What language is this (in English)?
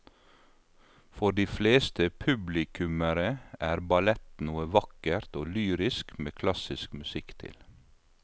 Norwegian